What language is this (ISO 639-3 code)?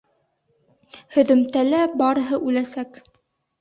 bak